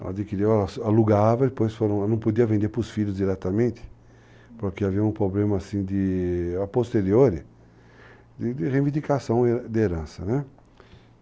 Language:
Portuguese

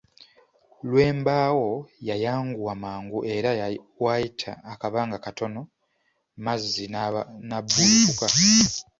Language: Ganda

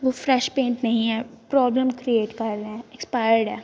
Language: Punjabi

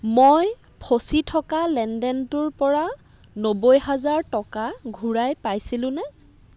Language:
Assamese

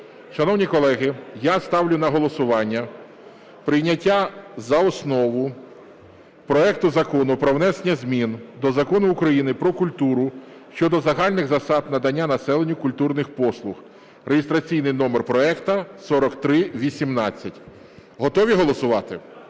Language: Ukrainian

